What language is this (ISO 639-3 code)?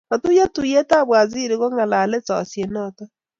kln